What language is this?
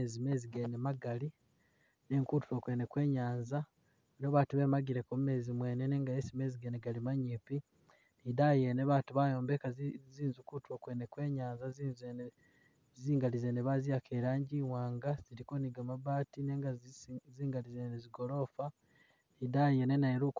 Masaaba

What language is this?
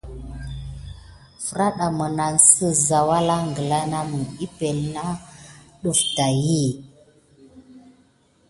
Gidar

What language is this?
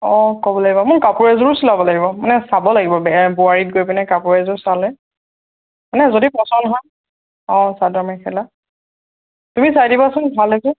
Assamese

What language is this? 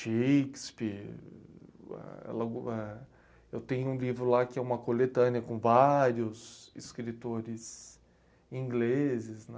Portuguese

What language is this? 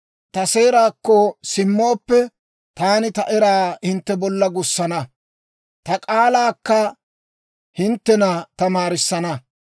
Dawro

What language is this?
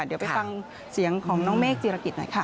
Thai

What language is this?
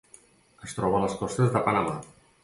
Catalan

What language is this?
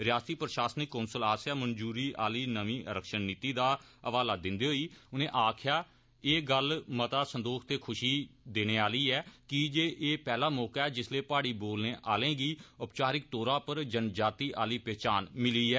Dogri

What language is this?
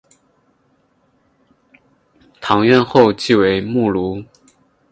Chinese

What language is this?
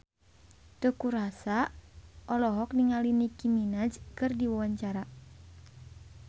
Sundanese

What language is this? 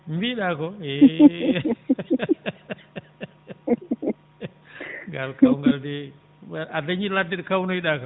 Fula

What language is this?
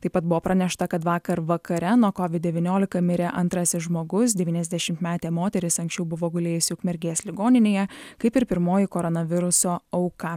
Lithuanian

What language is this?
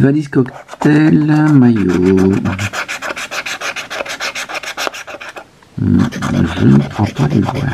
French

